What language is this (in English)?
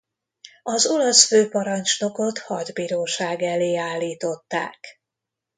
Hungarian